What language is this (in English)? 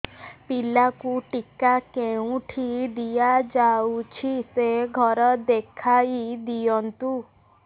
Odia